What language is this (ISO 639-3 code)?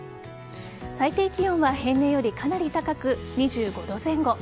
jpn